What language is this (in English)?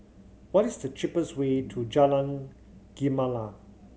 English